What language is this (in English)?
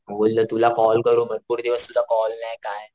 Marathi